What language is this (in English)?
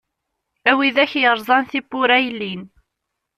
Kabyle